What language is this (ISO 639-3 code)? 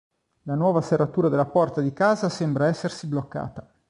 ita